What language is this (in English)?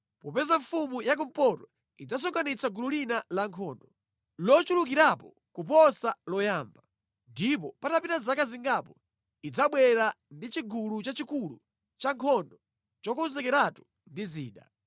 Nyanja